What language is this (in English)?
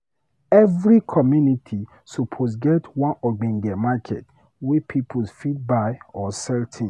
Nigerian Pidgin